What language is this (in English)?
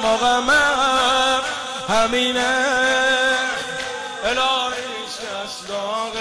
Persian